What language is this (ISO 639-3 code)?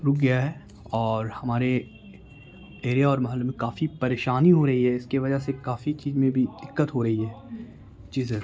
urd